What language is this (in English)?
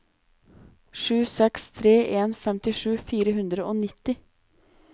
Norwegian